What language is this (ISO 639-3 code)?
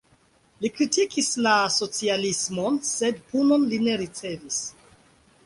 epo